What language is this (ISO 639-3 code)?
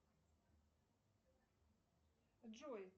rus